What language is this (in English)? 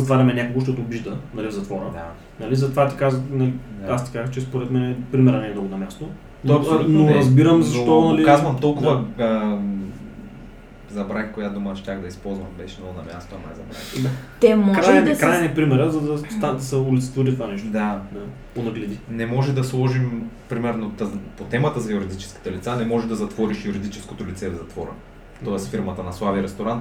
Bulgarian